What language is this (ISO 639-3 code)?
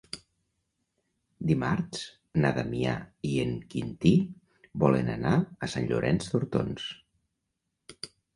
cat